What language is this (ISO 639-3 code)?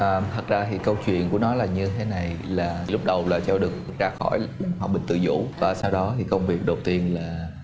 vie